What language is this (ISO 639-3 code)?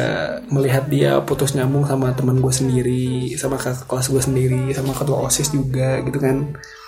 ind